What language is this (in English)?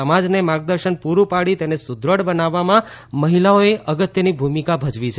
Gujarati